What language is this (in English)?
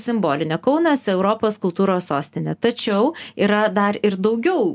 Lithuanian